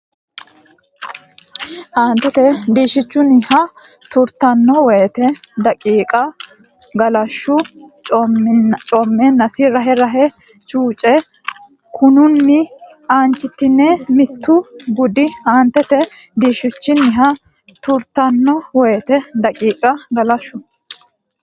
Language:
Sidamo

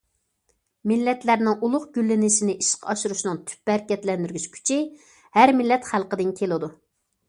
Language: Uyghur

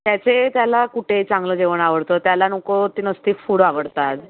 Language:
Marathi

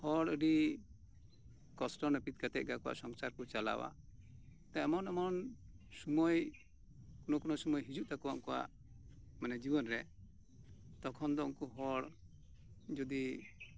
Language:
Santali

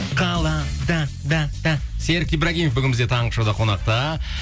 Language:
Kazakh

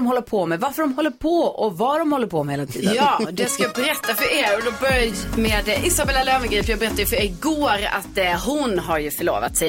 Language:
Swedish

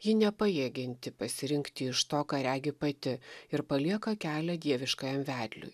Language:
Lithuanian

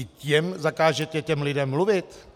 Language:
Czech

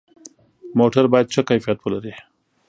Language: Pashto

